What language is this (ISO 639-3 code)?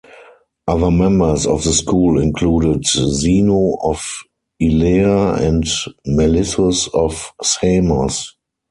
eng